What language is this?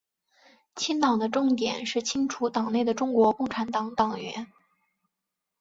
Chinese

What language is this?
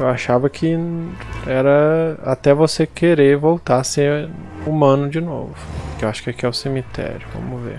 Portuguese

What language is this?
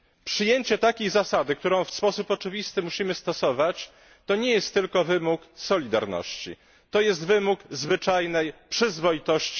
Polish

